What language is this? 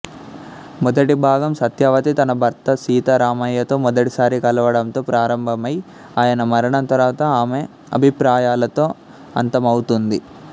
Telugu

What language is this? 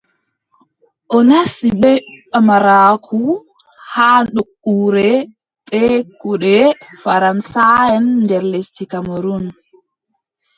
Adamawa Fulfulde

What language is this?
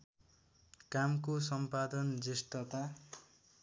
Nepali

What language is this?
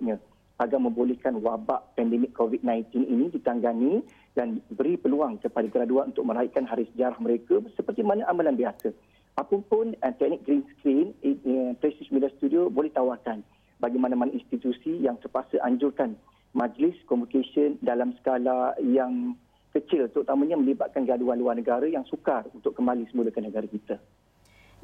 Malay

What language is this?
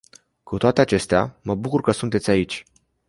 Romanian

